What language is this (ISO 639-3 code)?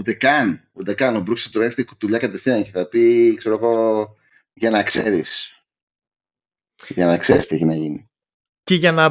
ell